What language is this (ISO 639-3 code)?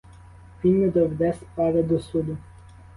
ukr